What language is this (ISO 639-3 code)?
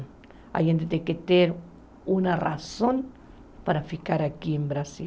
por